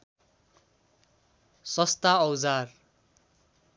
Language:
Nepali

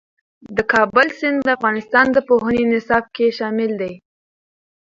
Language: Pashto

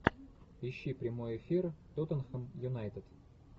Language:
Russian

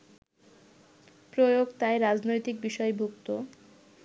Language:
Bangla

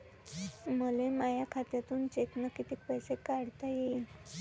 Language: Marathi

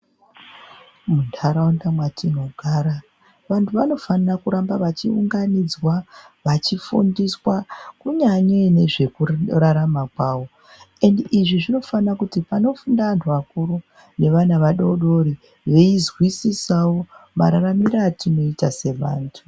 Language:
Ndau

